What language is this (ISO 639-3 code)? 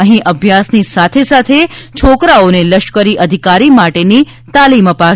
guj